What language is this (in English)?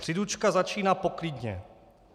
Czech